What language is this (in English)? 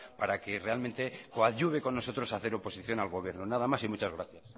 Spanish